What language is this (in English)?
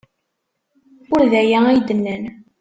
Kabyle